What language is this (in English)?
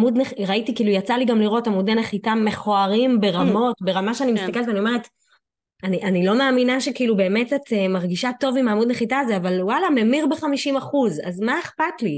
Hebrew